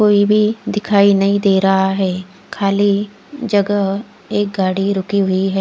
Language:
Hindi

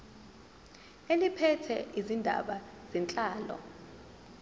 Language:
Zulu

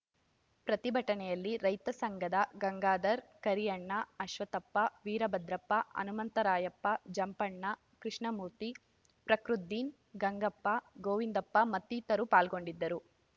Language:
Kannada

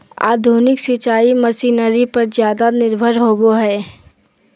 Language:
Magahi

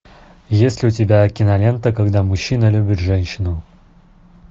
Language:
Russian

